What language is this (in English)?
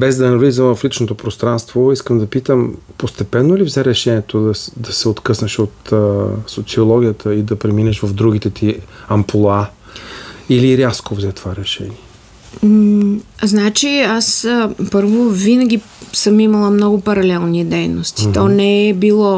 Bulgarian